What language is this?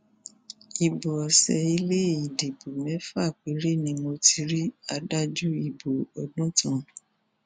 Yoruba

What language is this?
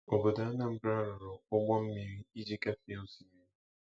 Igbo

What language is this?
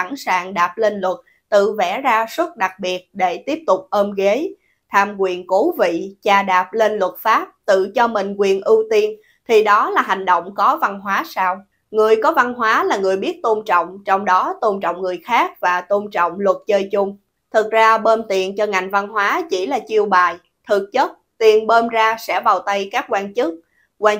Vietnamese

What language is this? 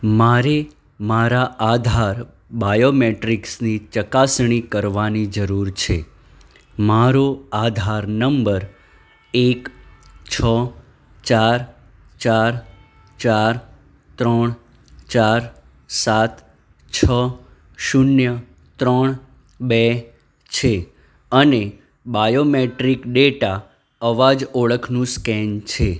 Gujarati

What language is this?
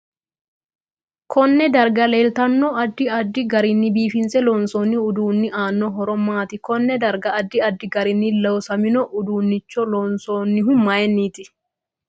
Sidamo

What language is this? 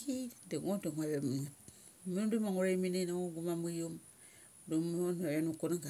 Mali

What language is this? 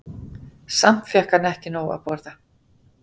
Icelandic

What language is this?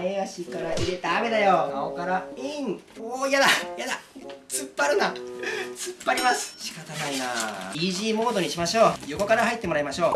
Japanese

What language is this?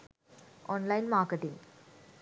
Sinhala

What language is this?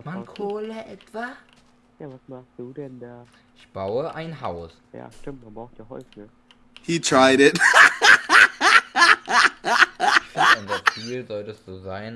German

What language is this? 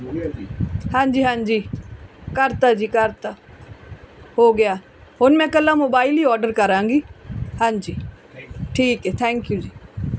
Punjabi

